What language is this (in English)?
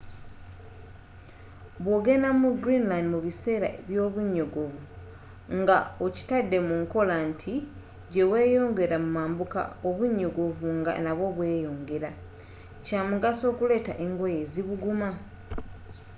Ganda